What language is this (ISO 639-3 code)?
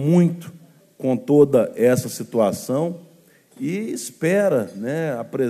por